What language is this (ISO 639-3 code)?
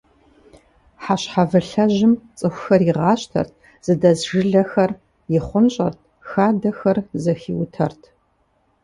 kbd